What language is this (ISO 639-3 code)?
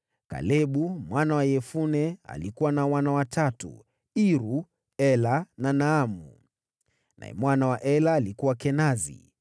swa